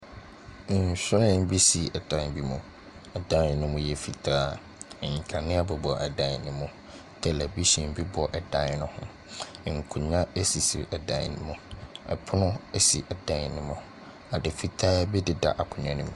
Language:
Akan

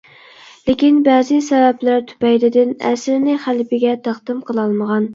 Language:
Uyghur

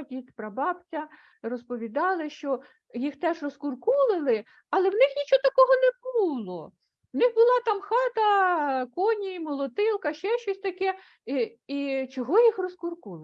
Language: Ukrainian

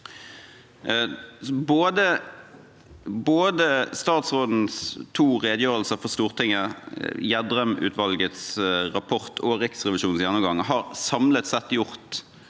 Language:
Norwegian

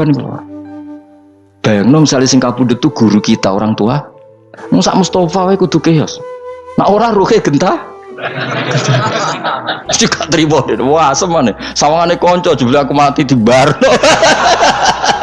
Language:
Indonesian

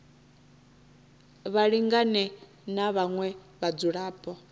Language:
Venda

